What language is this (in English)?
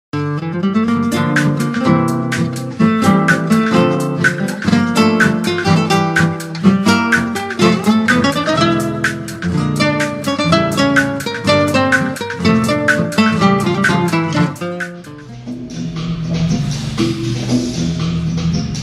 Greek